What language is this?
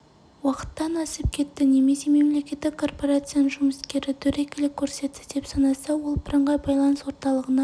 Kazakh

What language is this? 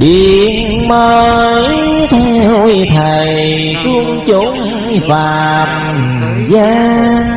Vietnamese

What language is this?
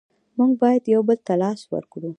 Pashto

